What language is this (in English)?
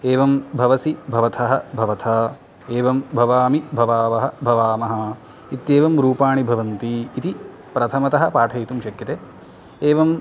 Sanskrit